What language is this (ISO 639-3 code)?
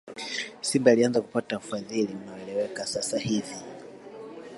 swa